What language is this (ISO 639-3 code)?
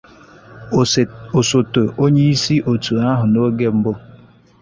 ibo